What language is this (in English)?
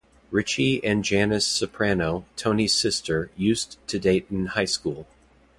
English